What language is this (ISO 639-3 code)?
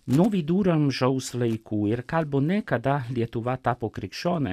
lit